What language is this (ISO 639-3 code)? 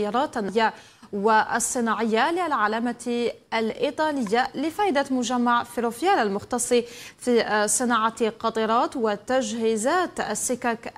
ara